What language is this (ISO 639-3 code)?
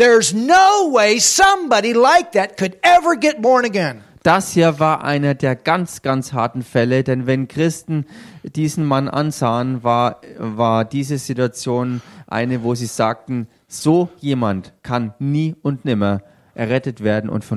deu